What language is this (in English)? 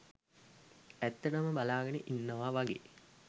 Sinhala